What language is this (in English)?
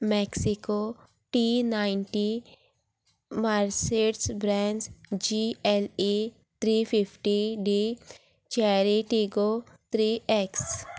Konkani